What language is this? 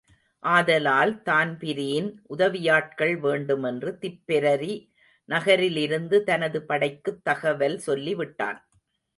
Tamil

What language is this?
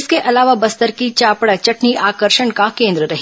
Hindi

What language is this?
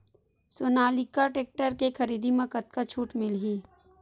Chhattisgarhi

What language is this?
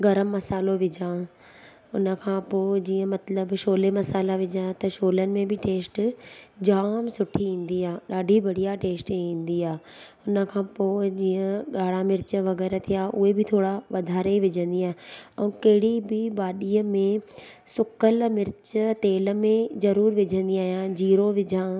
Sindhi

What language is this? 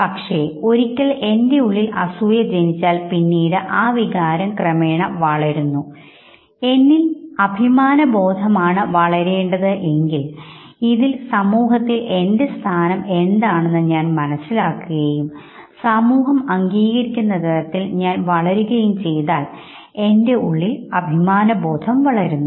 Malayalam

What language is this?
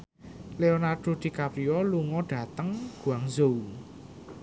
Javanese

